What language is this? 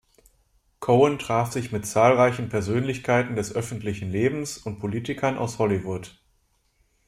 German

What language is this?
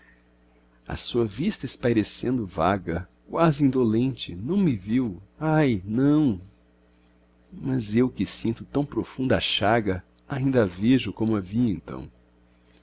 Portuguese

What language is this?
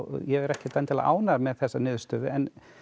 Icelandic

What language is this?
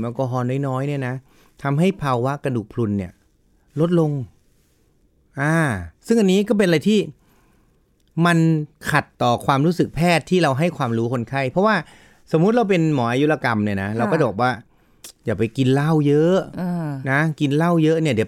Thai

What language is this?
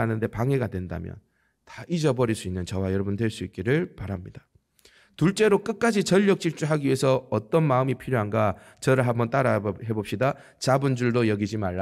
Korean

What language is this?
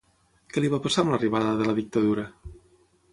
Catalan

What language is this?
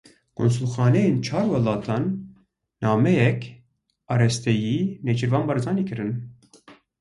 Kurdish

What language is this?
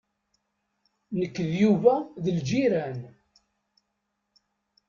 Kabyle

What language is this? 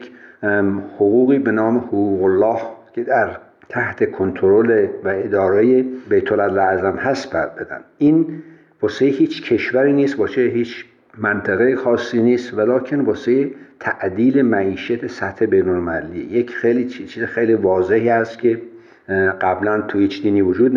Persian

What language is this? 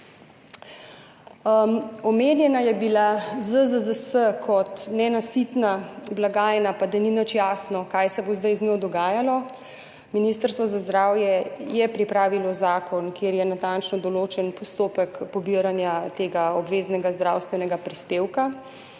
Slovenian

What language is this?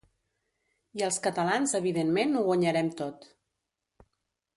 Catalan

